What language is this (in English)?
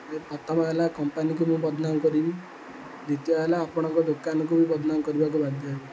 Odia